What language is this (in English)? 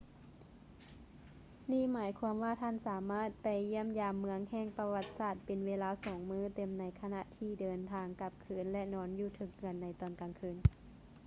Lao